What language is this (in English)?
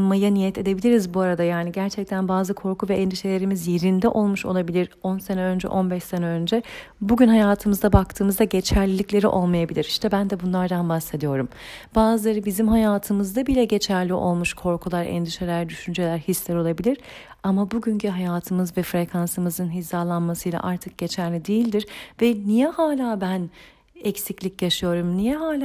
Turkish